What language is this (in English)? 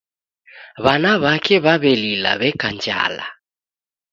Taita